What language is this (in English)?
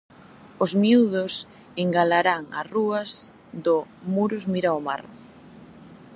Galician